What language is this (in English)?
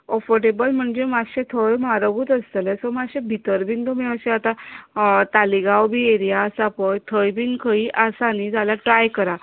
Konkani